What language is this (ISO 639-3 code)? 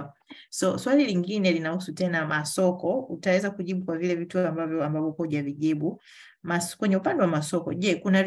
swa